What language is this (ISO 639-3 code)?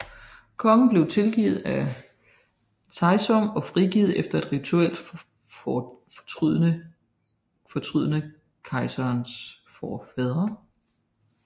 dan